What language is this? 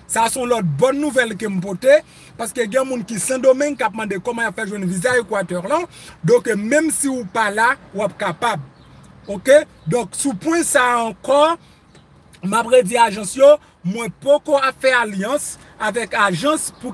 French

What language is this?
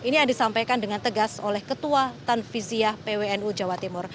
Indonesian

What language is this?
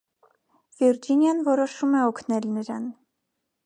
Armenian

